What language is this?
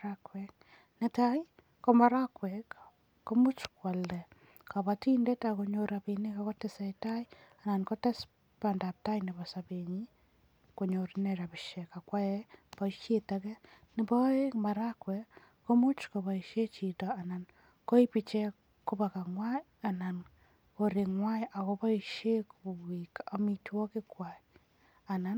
Kalenjin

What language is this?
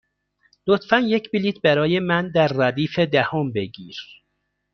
Persian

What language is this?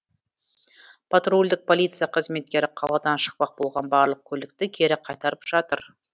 Kazakh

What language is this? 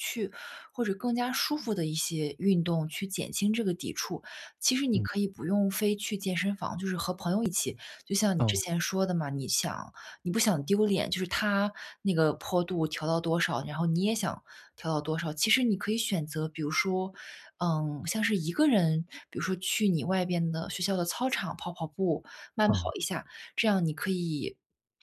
Chinese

